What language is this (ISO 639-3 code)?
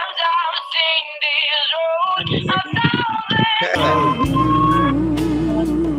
msa